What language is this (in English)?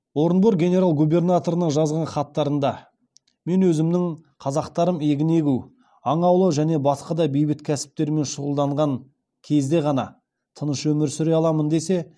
Kazakh